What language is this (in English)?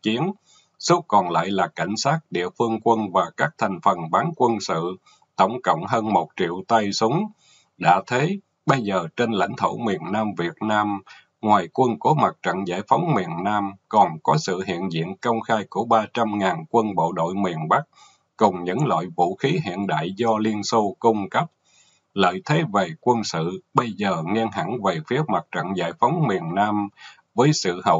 Vietnamese